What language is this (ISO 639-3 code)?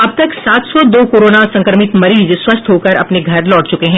hin